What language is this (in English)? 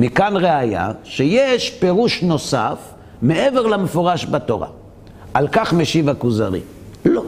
Hebrew